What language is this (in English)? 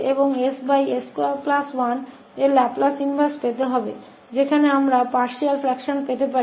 Hindi